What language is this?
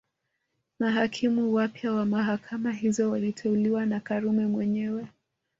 Swahili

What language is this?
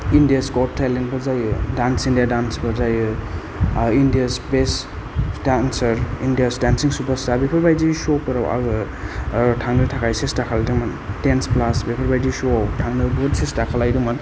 Bodo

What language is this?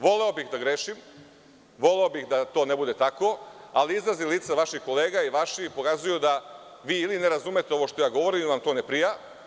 Serbian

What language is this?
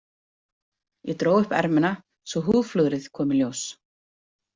Icelandic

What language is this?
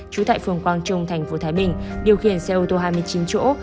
Vietnamese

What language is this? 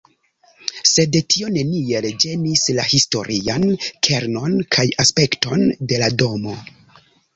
Esperanto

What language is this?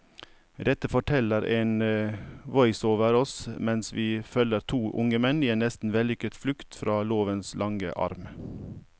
Norwegian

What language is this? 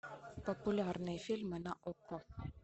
Russian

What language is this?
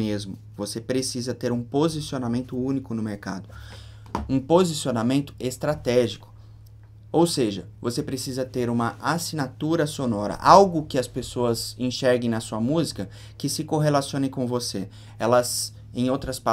Portuguese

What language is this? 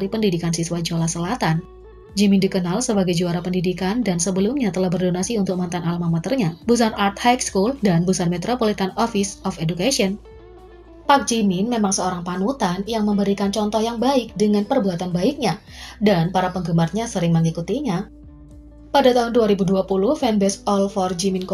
Indonesian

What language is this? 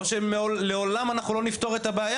Hebrew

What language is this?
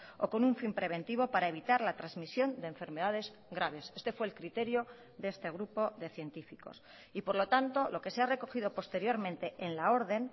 Spanish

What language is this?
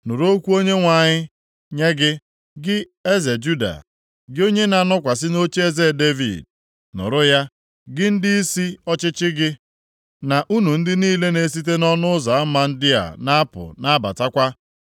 Igbo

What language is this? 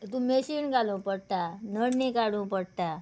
Konkani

